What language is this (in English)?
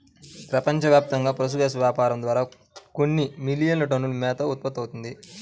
Telugu